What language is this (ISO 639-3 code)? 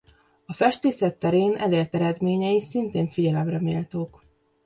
hun